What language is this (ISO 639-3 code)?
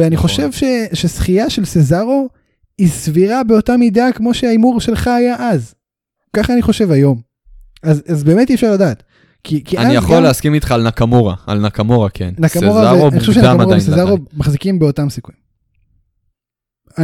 heb